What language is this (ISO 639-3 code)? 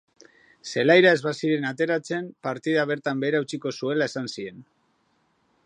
eus